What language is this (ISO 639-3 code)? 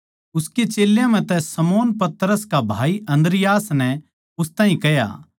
bgc